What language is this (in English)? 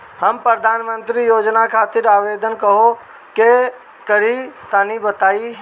Bhojpuri